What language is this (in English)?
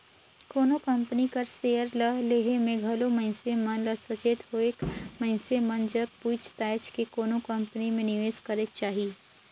Chhattisgarhi